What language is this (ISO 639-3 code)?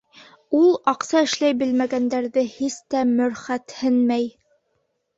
bak